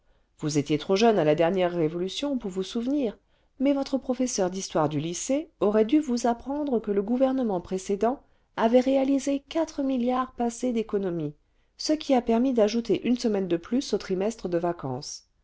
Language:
French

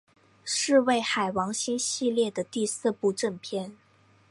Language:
Chinese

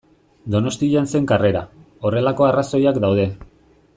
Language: Basque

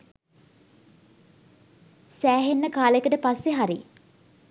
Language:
Sinhala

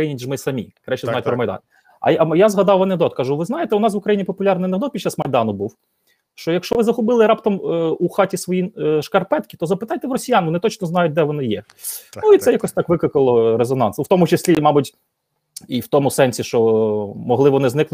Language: Ukrainian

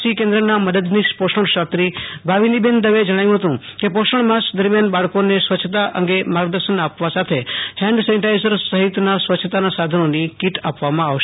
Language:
Gujarati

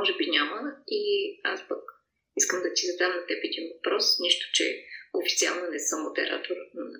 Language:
Bulgarian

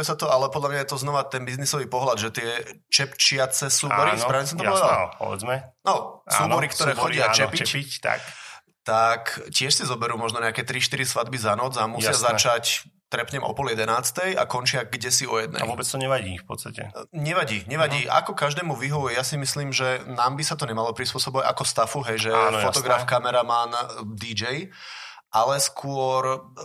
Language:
Slovak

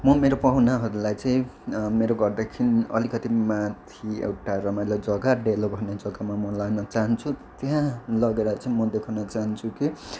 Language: Nepali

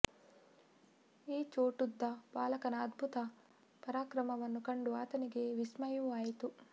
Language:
Kannada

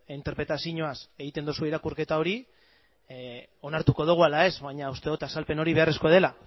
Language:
Basque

